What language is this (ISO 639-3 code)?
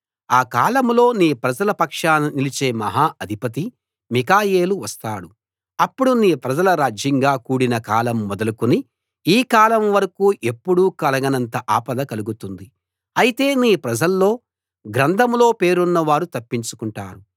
tel